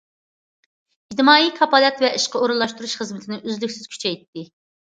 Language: Uyghur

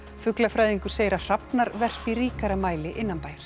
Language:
Icelandic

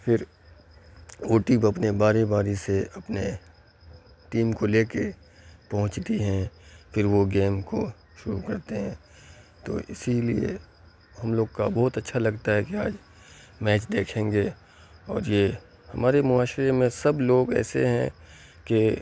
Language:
Urdu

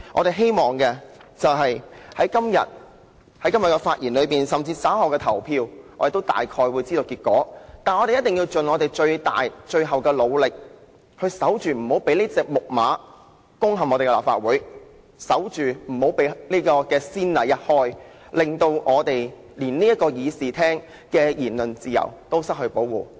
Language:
Cantonese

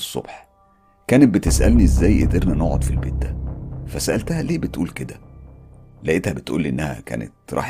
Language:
Arabic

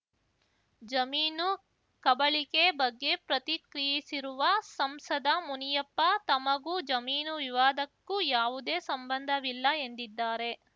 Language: Kannada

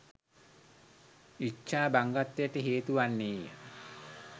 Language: Sinhala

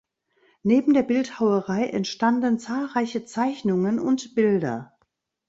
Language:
German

